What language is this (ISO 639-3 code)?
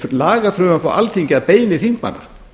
isl